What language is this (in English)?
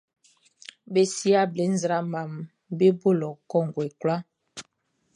Baoulé